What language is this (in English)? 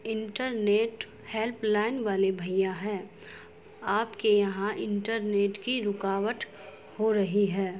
Urdu